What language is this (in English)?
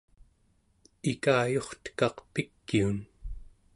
Central Yupik